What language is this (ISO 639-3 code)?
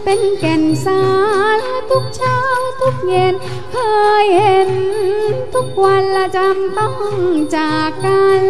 tha